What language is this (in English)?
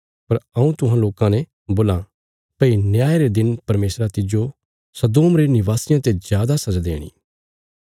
Bilaspuri